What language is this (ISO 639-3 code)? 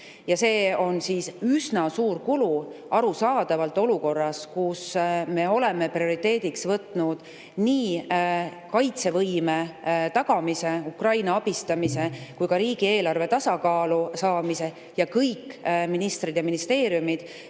est